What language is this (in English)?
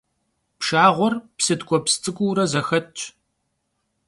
Kabardian